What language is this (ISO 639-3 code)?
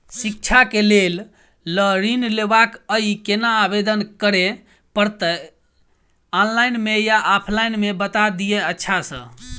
mai